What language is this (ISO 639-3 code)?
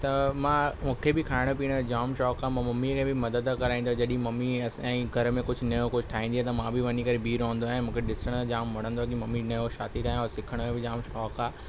snd